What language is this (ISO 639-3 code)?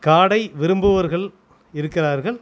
tam